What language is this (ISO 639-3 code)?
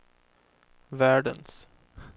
swe